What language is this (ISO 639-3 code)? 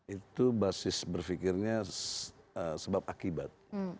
ind